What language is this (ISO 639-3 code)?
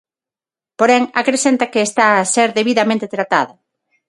glg